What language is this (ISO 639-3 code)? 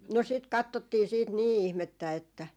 fin